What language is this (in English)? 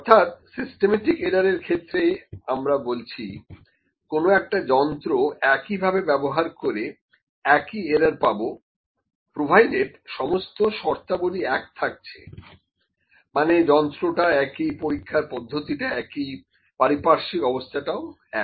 Bangla